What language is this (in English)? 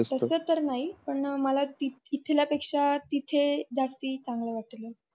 Marathi